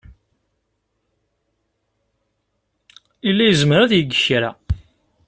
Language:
Kabyle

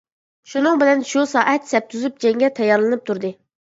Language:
Uyghur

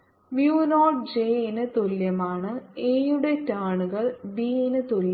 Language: Malayalam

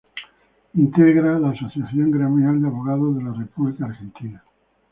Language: Spanish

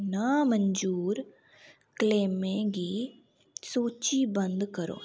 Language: Dogri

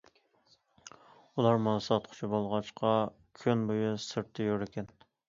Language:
Uyghur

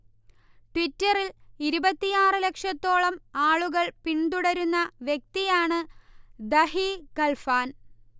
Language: Malayalam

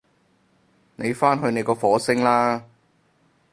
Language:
Cantonese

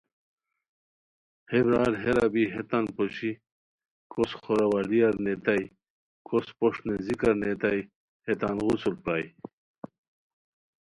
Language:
Khowar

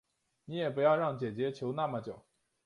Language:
Chinese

